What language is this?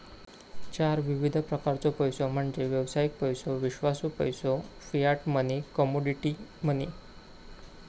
Marathi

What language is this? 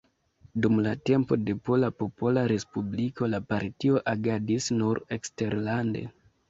Esperanto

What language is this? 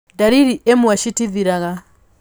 Kikuyu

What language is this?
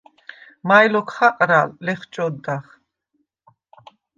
Svan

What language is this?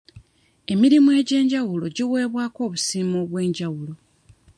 Ganda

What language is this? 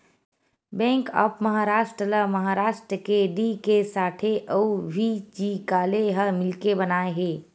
Chhattisgarhi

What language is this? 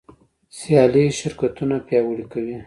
Pashto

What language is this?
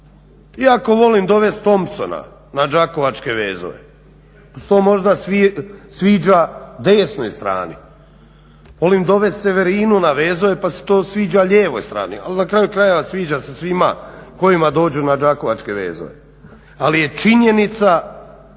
Croatian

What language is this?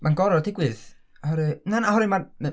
Welsh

